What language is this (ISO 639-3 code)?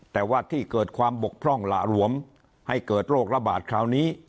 tha